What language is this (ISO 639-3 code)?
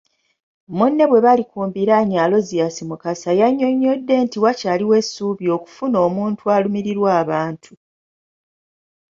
lug